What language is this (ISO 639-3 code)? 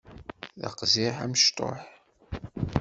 kab